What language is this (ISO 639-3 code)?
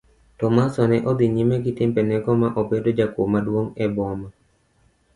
luo